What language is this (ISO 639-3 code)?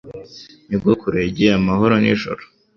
kin